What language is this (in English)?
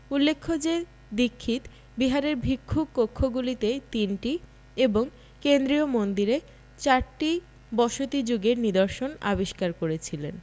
Bangla